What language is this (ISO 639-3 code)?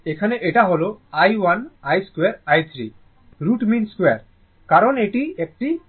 ben